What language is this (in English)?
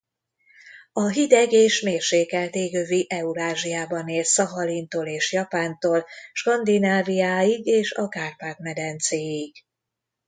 Hungarian